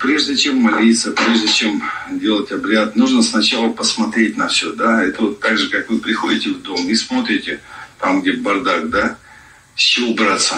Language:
Russian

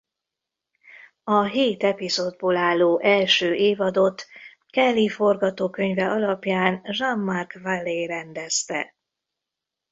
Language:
Hungarian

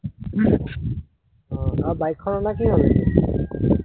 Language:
Assamese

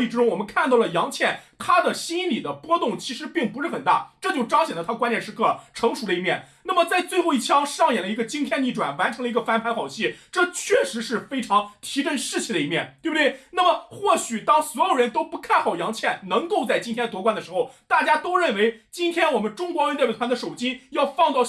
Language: Chinese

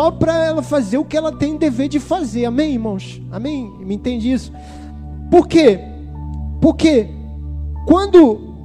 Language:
Portuguese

